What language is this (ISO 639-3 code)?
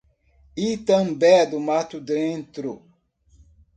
por